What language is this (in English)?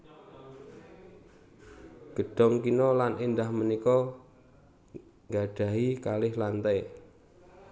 Javanese